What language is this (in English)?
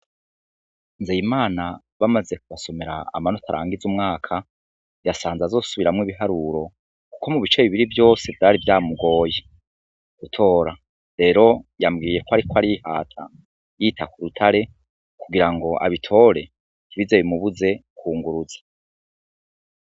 Rundi